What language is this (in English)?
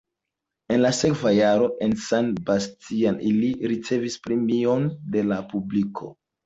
Esperanto